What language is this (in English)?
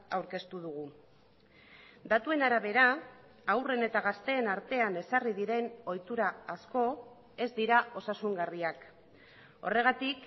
Basque